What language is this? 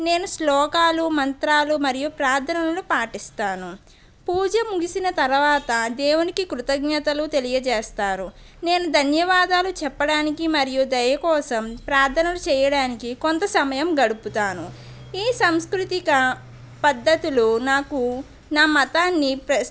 Telugu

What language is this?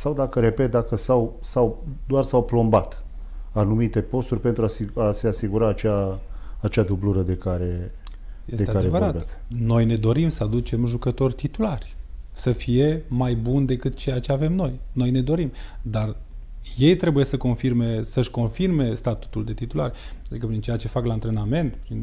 Romanian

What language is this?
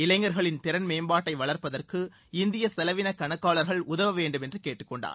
Tamil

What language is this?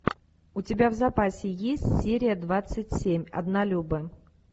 Russian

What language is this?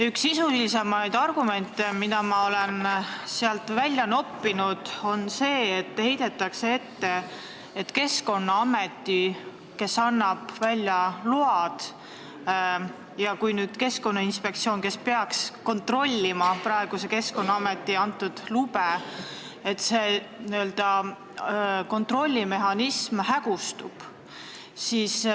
Estonian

